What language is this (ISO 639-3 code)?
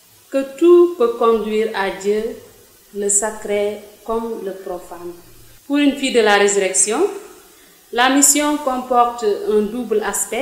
fra